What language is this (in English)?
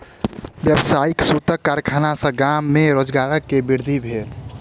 Maithili